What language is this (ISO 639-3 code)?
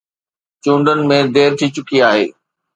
snd